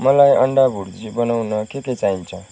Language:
Nepali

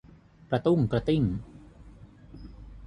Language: Thai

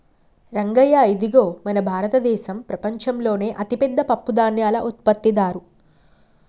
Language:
Telugu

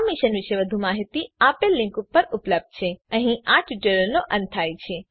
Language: Gujarati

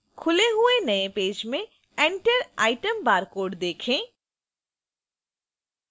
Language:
Hindi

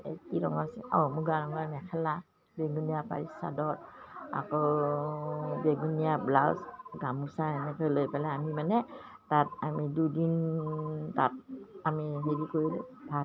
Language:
Assamese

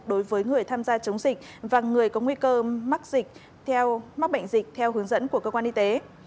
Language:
Vietnamese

